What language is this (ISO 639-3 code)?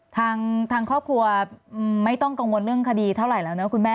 tha